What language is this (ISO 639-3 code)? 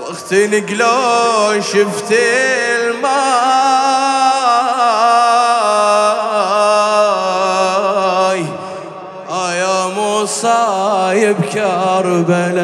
ara